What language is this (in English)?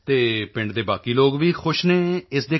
Punjabi